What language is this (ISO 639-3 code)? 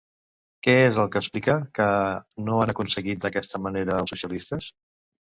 cat